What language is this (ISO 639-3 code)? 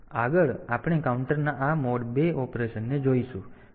guj